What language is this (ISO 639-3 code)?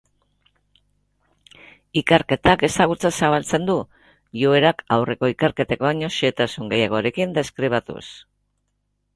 eus